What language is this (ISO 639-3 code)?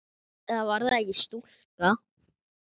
isl